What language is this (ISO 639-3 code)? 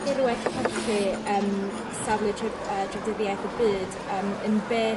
cym